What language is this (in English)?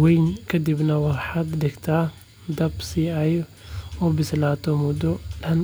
Somali